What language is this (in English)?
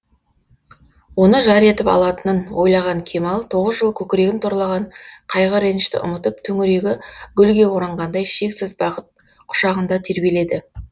Kazakh